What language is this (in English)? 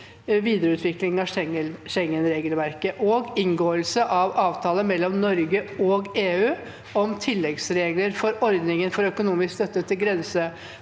Norwegian